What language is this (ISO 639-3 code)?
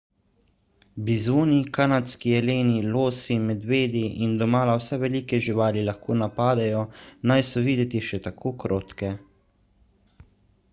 slv